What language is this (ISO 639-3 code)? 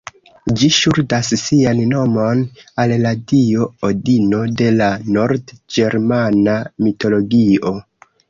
epo